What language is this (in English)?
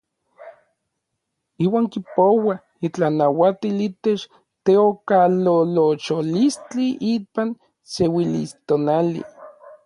Orizaba Nahuatl